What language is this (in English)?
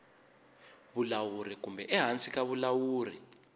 Tsonga